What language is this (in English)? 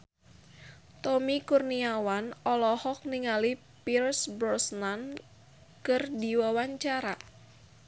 Sundanese